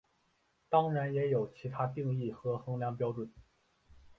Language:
Chinese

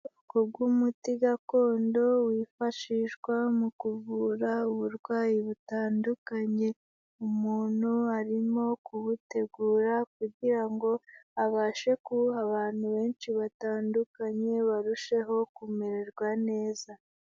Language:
Kinyarwanda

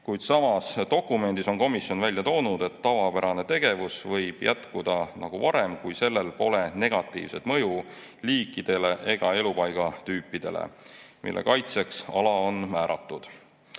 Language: Estonian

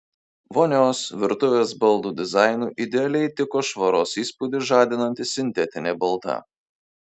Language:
Lithuanian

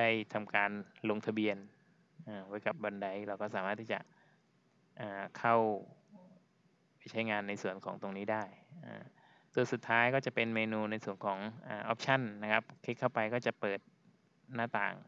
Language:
Thai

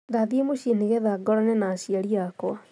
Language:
Kikuyu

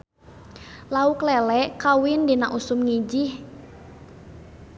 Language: Sundanese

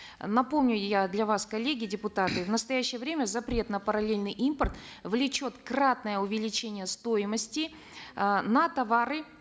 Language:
Kazakh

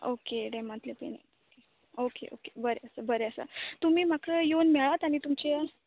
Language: Konkani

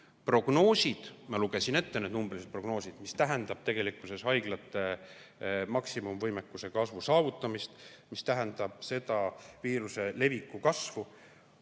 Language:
Estonian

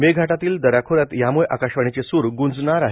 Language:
Marathi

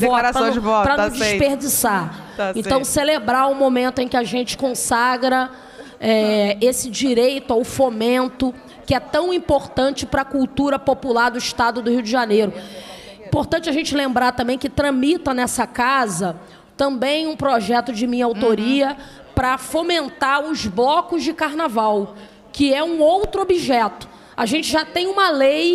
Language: Portuguese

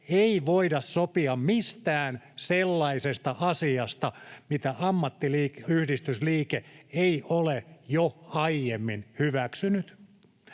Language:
Finnish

